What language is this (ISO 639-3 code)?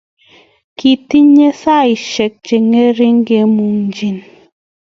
kln